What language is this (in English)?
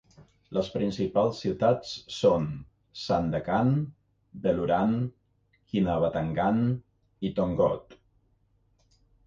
Catalan